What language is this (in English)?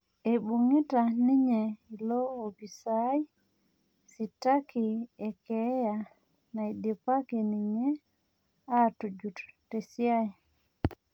Masai